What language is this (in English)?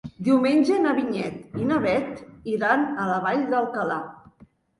Catalan